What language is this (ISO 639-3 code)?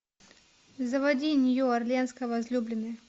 rus